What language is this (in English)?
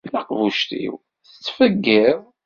Kabyle